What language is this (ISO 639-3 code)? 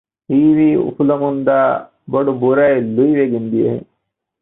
div